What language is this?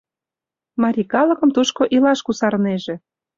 Mari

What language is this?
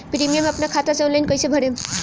Bhojpuri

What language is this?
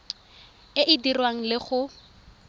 Tswana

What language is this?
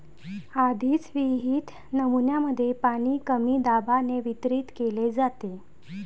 Marathi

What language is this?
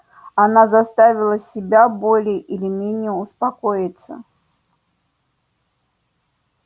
Russian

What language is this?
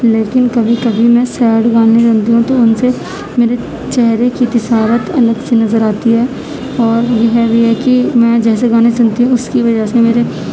Urdu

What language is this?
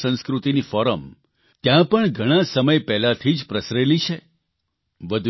Gujarati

